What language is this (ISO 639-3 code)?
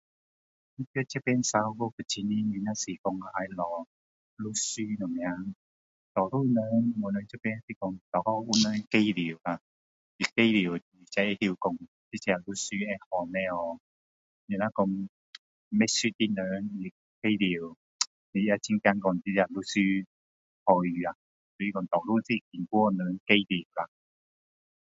cdo